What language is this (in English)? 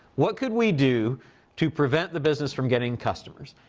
English